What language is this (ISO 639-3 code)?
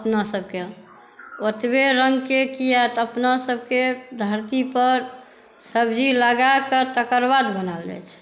mai